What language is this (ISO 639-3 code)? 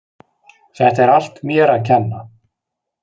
isl